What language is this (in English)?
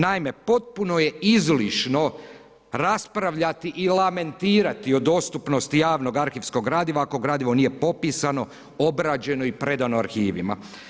Croatian